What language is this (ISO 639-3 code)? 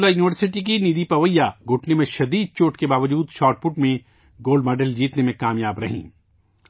urd